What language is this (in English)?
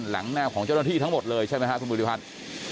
Thai